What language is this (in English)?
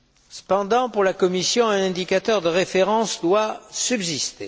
French